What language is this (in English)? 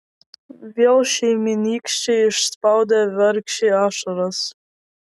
Lithuanian